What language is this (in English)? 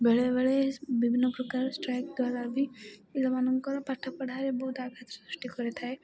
Odia